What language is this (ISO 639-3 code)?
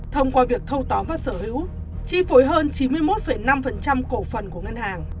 vie